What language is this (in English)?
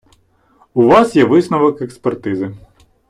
Ukrainian